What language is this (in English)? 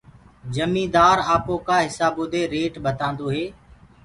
Gurgula